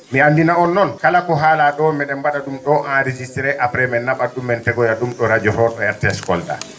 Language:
Fula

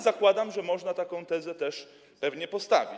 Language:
Polish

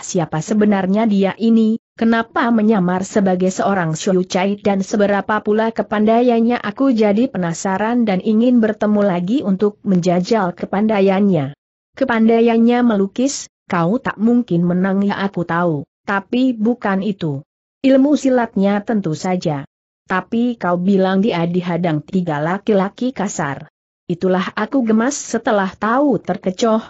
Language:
Indonesian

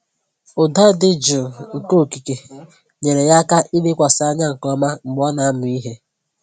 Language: Igbo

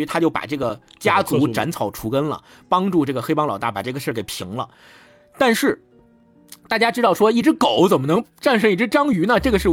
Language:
Chinese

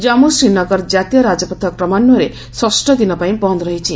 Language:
Odia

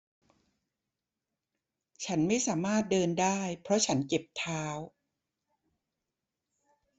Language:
Thai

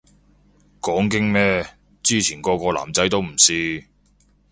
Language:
Cantonese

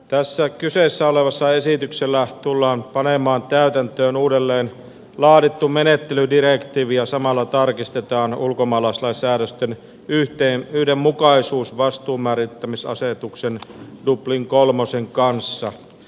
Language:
Finnish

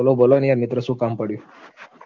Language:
Gujarati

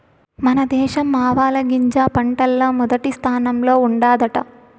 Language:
Telugu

